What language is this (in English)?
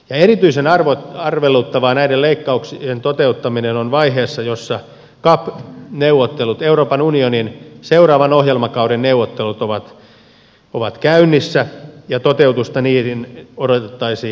Finnish